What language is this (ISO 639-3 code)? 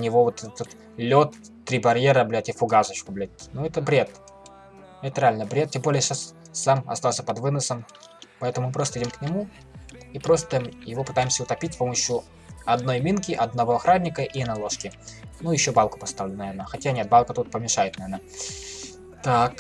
rus